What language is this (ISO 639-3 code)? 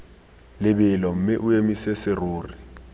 tsn